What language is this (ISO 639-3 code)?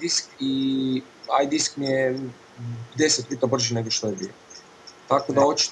hrv